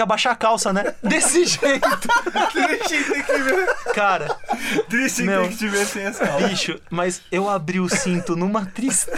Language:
Portuguese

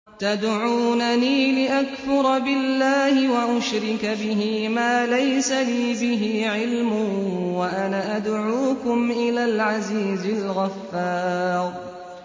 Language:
Arabic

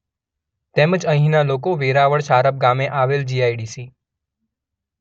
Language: Gujarati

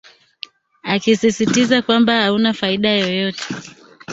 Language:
Swahili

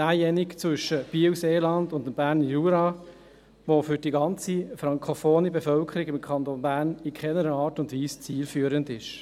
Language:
Swiss German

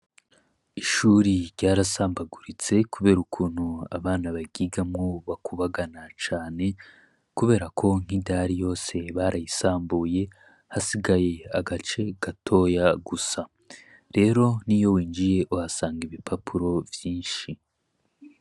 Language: Rundi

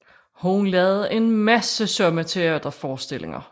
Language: Danish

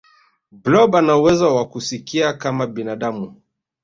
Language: Swahili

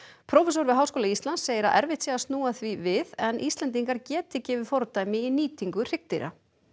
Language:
Icelandic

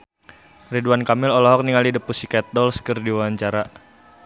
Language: Sundanese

